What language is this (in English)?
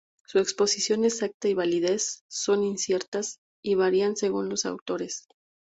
Spanish